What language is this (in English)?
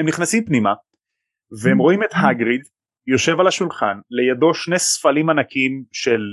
Hebrew